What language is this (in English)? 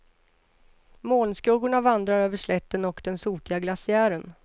Swedish